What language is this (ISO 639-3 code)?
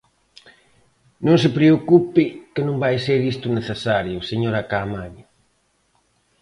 glg